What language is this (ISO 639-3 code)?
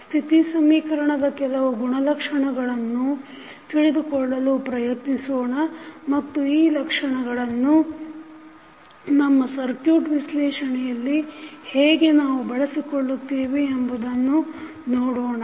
kan